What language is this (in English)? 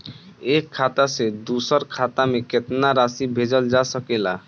Bhojpuri